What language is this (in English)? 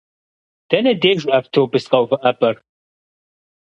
Kabardian